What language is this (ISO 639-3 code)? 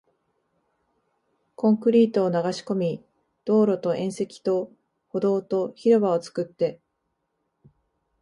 jpn